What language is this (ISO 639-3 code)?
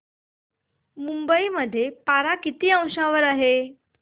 mar